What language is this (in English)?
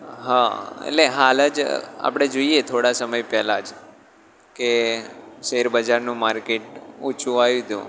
Gujarati